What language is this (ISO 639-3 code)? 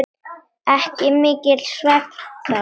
isl